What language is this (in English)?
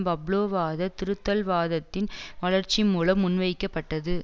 Tamil